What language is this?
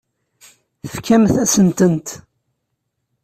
Kabyle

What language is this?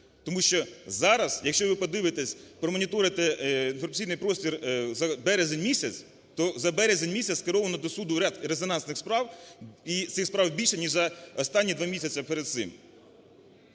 Ukrainian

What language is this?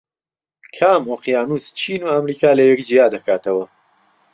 Central Kurdish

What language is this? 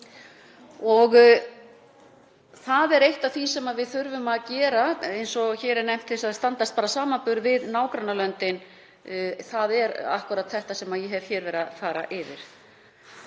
Icelandic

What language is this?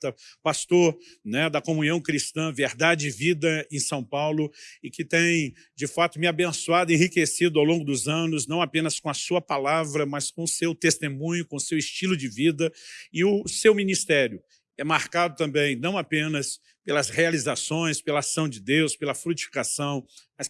Portuguese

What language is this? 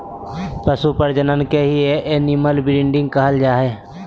Magahi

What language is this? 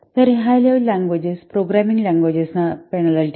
Marathi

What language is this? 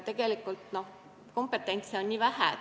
Estonian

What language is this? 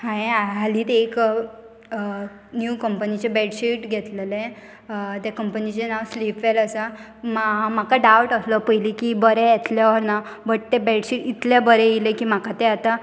Konkani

